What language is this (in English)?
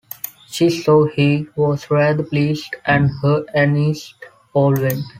English